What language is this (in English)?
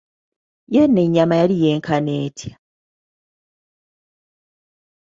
Ganda